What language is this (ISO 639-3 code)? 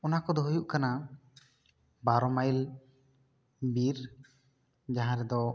sat